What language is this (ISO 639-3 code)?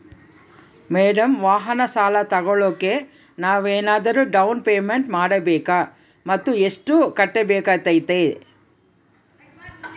kan